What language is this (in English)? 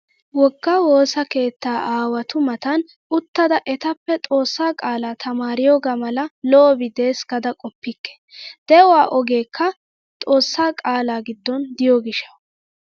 Wolaytta